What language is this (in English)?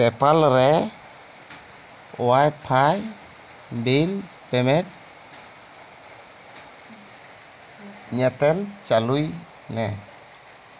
Santali